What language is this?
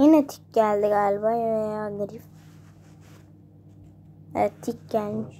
Turkish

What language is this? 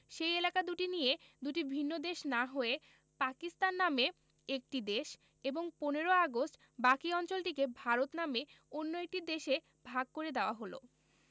Bangla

